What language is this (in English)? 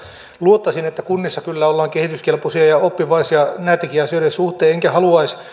Finnish